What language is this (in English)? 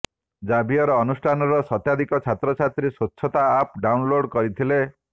Odia